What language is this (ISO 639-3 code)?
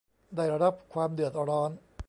tha